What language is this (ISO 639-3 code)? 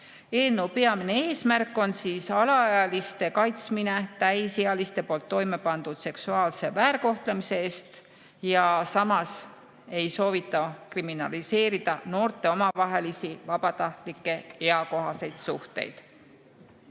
est